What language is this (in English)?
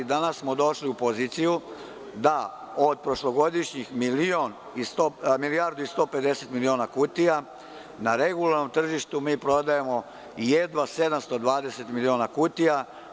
Serbian